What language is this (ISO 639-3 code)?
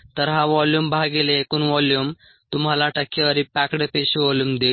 mar